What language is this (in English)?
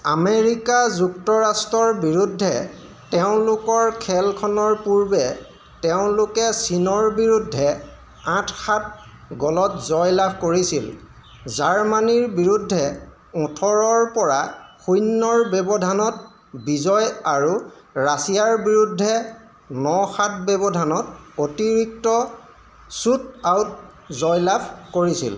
Assamese